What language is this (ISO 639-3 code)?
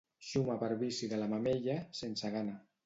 cat